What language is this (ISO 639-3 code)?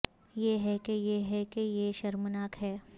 urd